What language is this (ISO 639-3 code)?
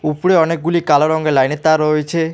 ben